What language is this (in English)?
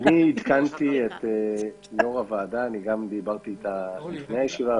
Hebrew